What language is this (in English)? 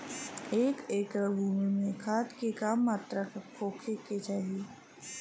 Bhojpuri